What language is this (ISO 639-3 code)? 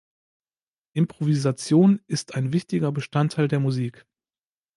deu